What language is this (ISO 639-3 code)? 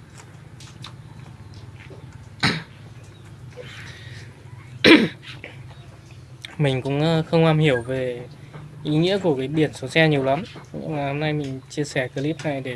vie